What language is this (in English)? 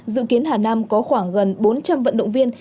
Vietnamese